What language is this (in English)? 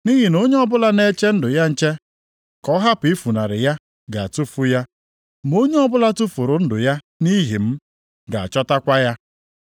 Igbo